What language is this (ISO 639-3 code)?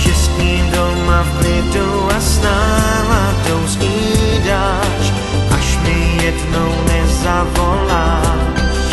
ces